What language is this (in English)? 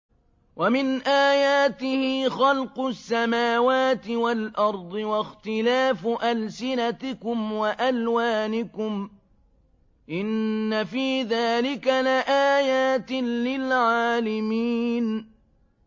Arabic